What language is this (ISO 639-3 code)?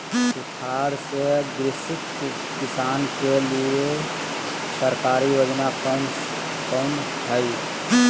mag